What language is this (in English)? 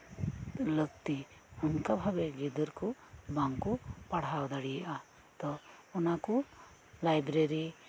Santali